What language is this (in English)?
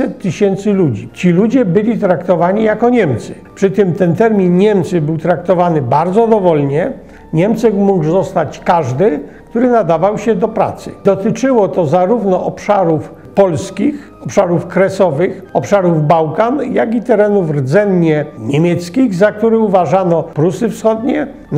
Polish